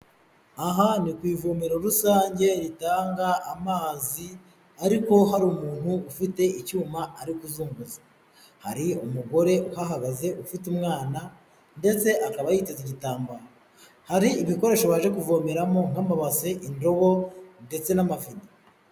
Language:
Kinyarwanda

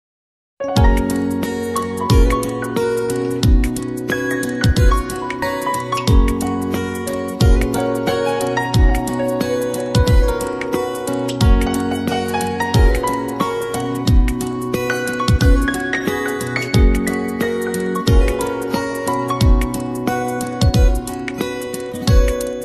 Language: Korean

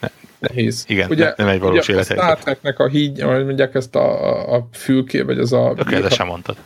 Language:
Hungarian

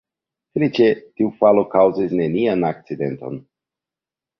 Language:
Esperanto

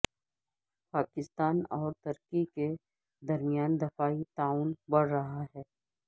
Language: Urdu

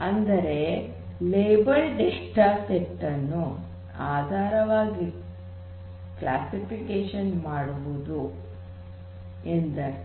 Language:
Kannada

